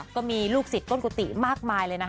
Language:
Thai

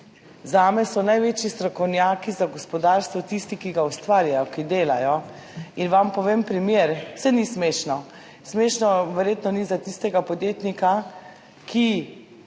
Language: Slovenian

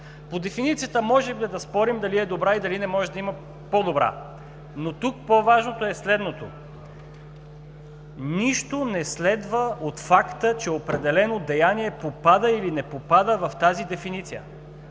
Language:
Bulgarian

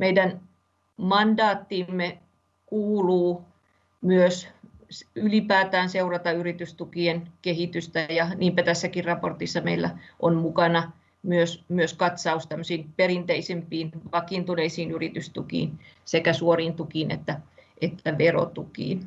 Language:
Finnish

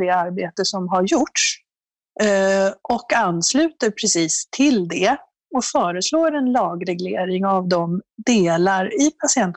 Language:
Swedish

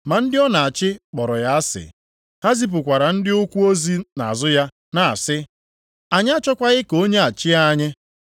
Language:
Igbo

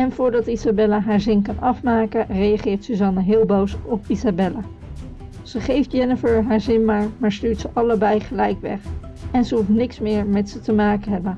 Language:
Dutch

